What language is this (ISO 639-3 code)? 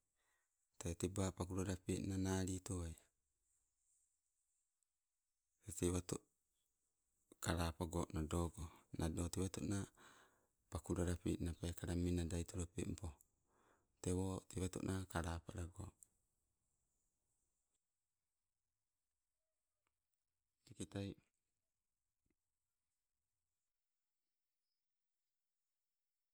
nco